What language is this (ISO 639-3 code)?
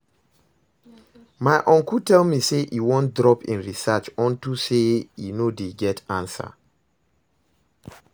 pcm